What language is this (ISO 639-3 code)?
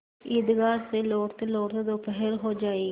hin